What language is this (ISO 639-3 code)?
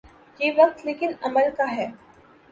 urd